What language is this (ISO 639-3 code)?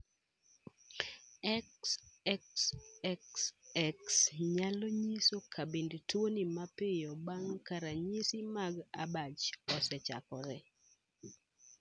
luo